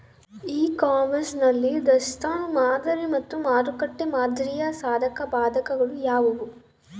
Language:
Kannada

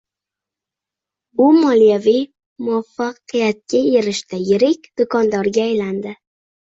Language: Uzbek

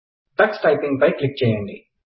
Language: Telugu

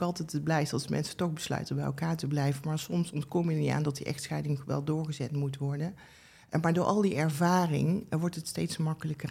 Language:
Dutch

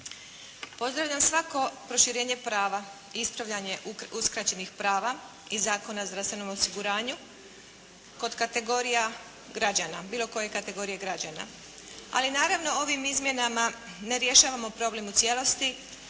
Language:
Croatian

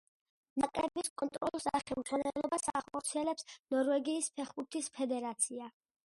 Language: Georgian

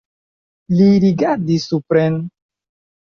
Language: Esperanto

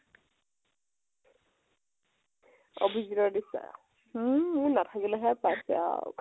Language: Assamese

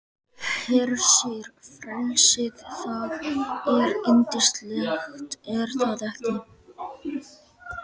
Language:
Icelandic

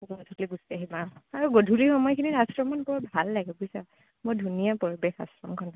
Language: Assamese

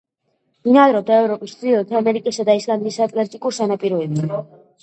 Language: Georgian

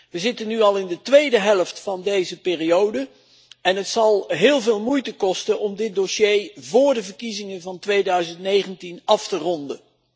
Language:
Dutch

